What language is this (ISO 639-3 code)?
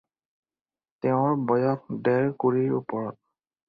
asm